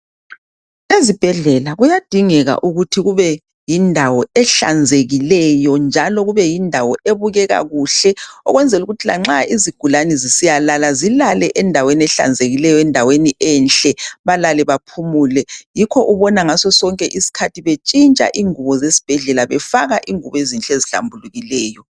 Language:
North Ndebele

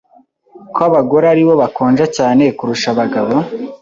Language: Kinyarwanda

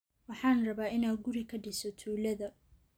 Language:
Somali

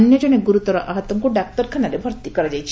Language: Odia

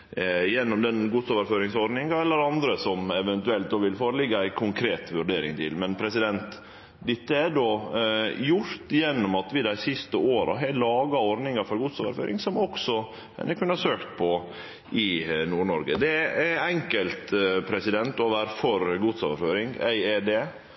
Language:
Norwegian Nynorsk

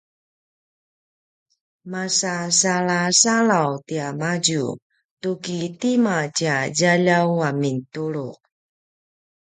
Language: Paiwan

